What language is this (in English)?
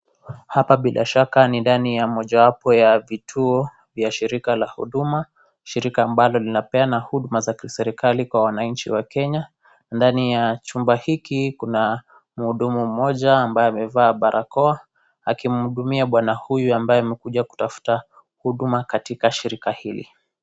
Swahili